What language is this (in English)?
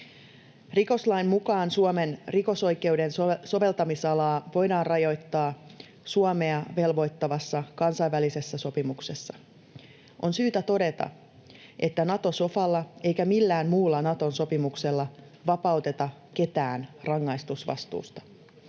Finnish